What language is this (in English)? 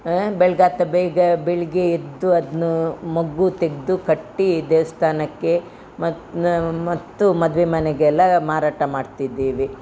Kannada